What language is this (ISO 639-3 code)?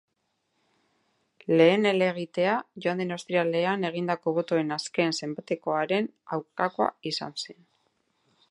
eus